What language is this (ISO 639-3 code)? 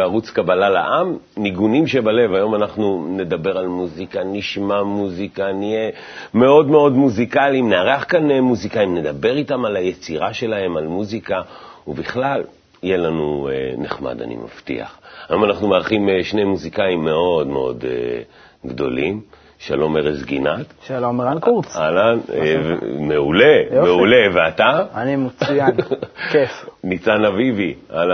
heb